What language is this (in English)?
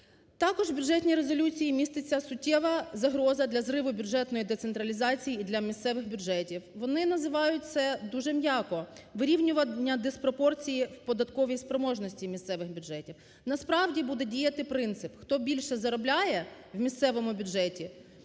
Ukrainian